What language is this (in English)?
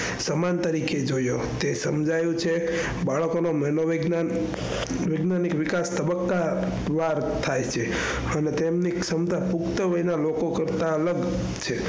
Gujarati